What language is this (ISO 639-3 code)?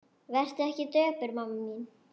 isl